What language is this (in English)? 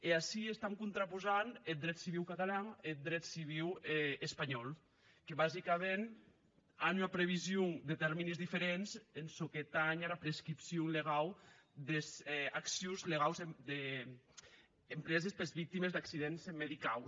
Catalan